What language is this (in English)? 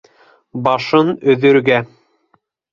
Bashkir